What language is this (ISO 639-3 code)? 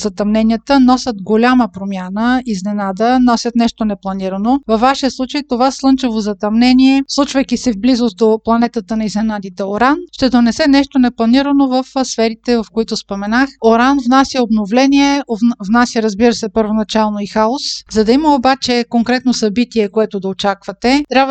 bul